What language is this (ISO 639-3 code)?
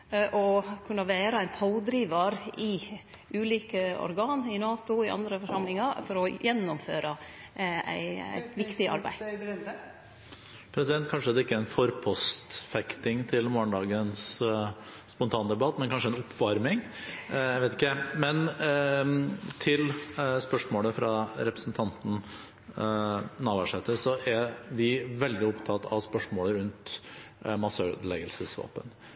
nor